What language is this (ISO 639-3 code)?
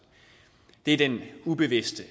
dan